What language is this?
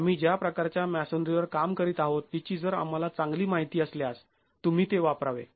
Marathi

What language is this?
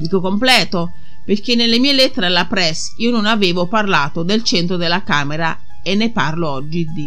Italian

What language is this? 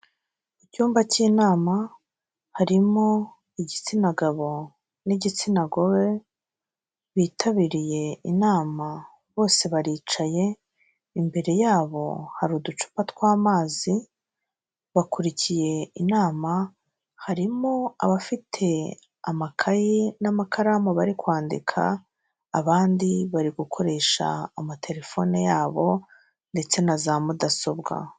Kinyarwanda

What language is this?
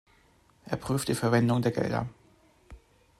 German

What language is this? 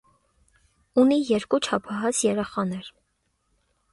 Armenian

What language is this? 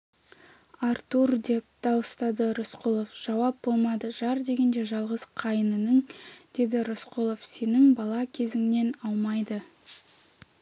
Kazakh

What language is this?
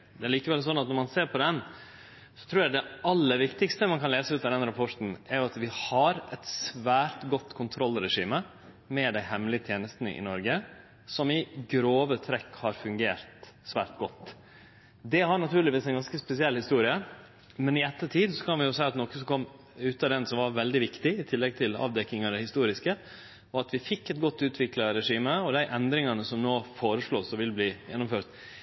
Norwegian Nynorsk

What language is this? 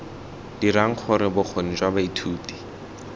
Tswana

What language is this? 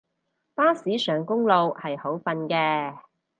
Cantonese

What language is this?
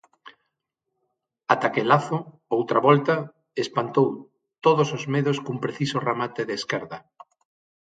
Galician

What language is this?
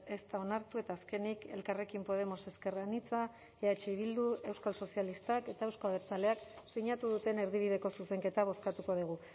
Basque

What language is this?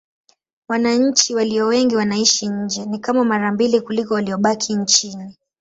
Swahili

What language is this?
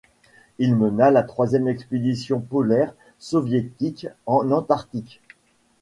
French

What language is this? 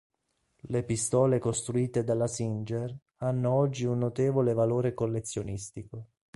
Italian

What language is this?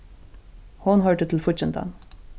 Faroese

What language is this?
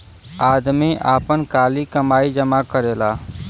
Bhojpuri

